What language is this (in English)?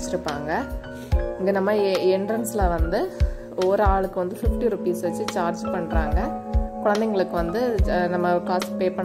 Telugu